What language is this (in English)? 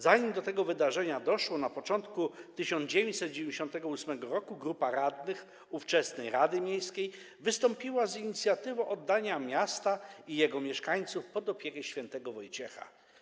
Polish